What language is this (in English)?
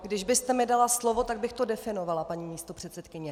Czech